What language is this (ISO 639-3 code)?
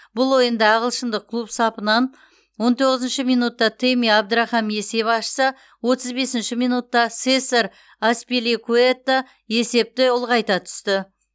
kaz